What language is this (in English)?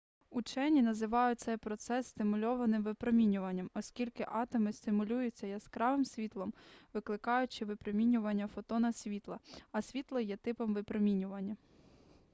Ukrainian